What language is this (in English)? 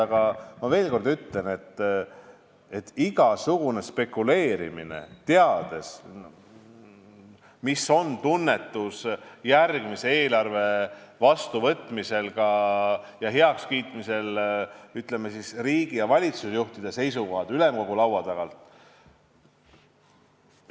Estonian